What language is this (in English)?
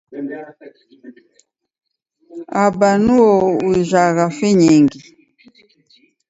Taita